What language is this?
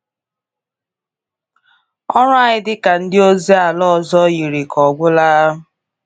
Igbo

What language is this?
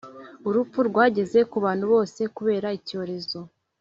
Kinyarwanda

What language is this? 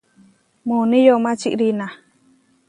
Huarijio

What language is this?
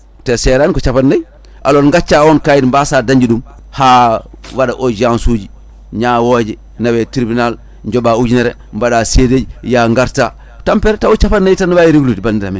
Fula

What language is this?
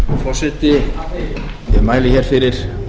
Icelandic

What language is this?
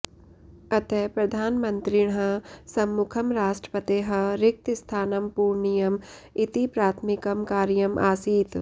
Sanskrit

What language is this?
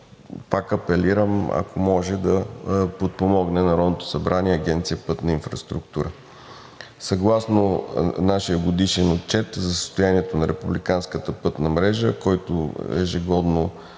Bulgarian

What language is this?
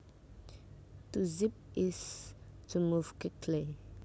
Javanese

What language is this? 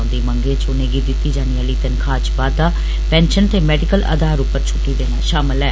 Dogri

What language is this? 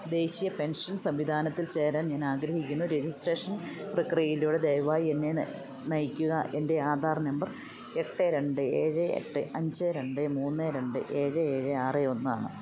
Malayalam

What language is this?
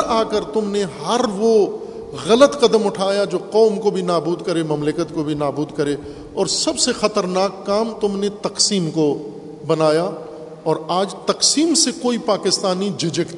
Urdu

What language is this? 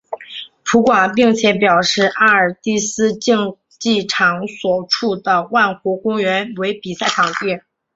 Chinese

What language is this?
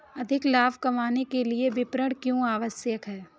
Hindi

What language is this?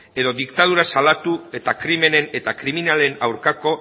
Basque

